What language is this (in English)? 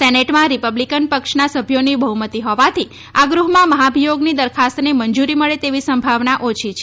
Gujarati